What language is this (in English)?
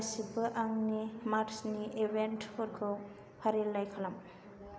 Bodo